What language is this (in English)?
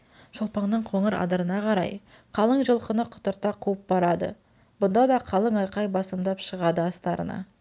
Kazakh